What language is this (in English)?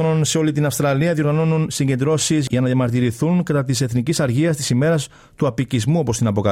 Greek